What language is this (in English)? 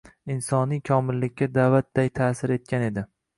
Uzbek